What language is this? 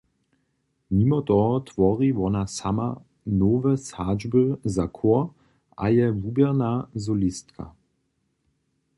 Upper Sorbian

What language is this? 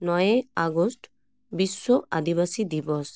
Santali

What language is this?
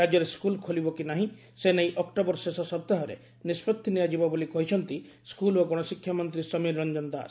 Odia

